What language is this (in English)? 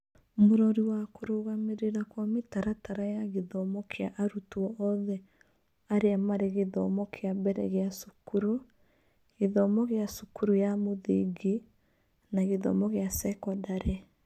Kikuyu